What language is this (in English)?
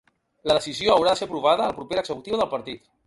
Catalan